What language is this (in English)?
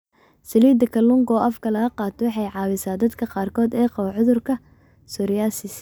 Somali